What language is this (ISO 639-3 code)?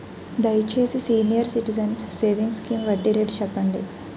tel